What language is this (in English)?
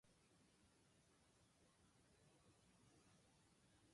Japanese